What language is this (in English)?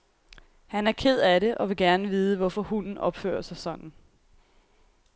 Danish